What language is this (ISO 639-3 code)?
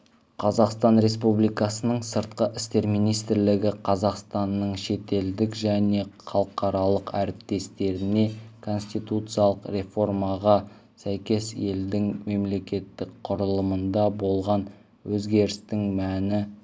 kaz